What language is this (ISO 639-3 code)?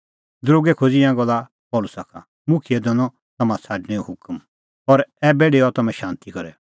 kfx